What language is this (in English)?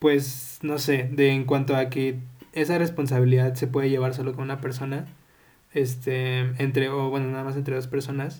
Spanish